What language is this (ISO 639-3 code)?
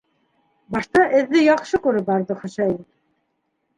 bak